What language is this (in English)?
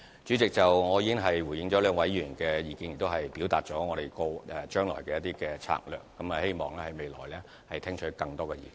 Cantonese